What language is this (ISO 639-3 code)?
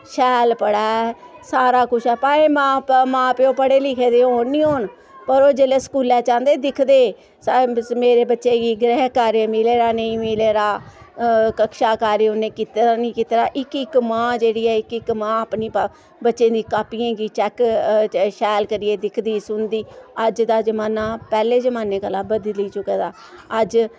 doi